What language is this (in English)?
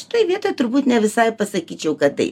Lithuanian